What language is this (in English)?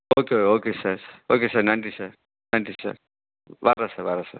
Tamil